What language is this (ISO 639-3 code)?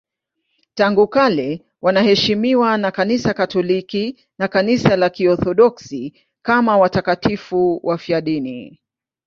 swa